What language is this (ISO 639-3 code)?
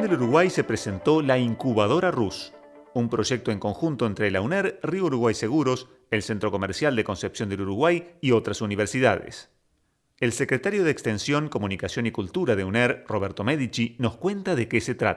spa